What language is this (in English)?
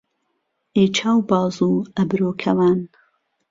Central Kurdish